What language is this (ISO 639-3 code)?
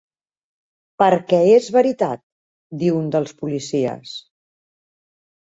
cat